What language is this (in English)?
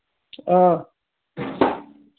Manipuri